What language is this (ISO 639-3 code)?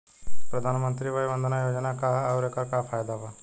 bho